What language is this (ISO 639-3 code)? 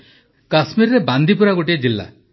ori